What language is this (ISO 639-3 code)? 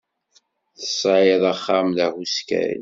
kab